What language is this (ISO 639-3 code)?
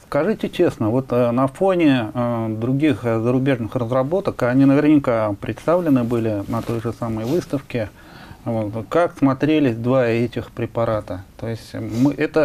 rus